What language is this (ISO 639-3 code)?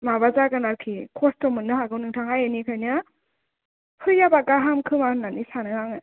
brx